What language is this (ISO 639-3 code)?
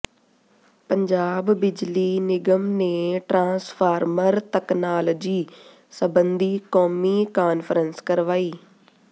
pan